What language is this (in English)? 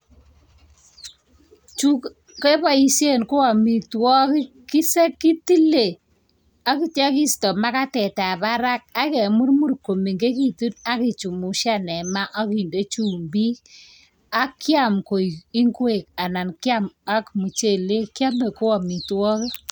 Kalenjin